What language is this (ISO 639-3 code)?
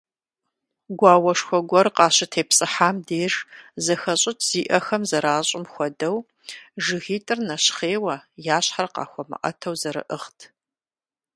kbd